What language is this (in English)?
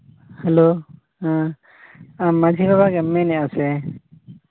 Santali